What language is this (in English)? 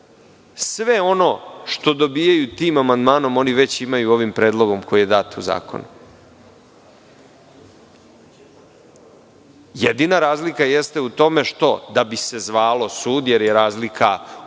Serbian